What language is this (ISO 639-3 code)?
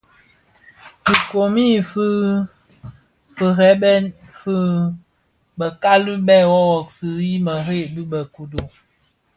ksf